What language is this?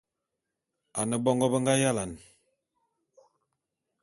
Bulu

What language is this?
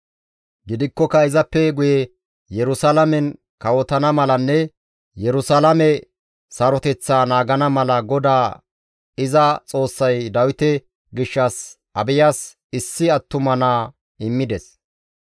Gamo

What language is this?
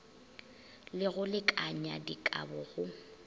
Northern Sotho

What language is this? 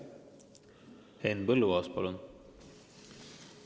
Estonian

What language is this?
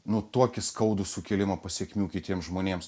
Lithuanian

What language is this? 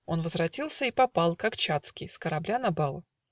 Russian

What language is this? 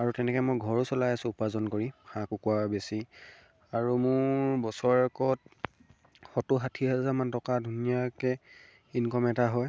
Assamese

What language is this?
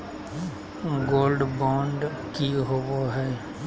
Magahi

